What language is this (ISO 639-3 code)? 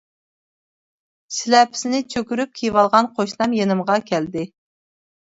uig